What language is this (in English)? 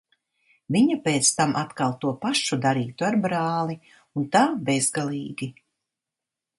Latvian